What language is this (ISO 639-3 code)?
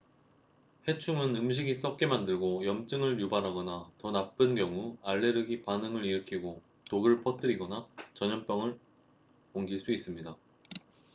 kor